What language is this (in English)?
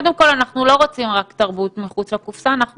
Hebrew